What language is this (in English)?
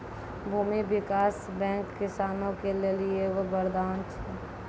Maithili